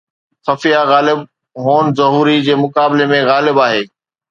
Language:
Sindhi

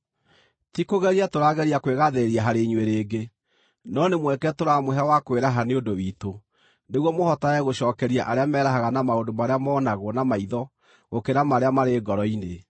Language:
Kikuyu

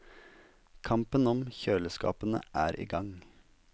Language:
Norwegian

